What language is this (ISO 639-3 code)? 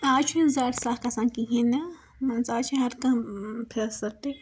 kas